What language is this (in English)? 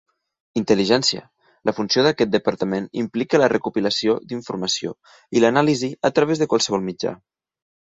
Catalan